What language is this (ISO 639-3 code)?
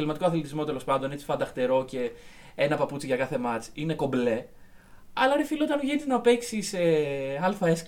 ell